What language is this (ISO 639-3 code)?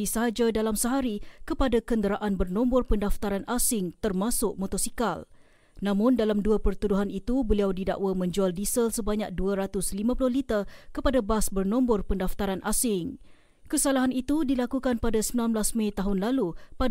msa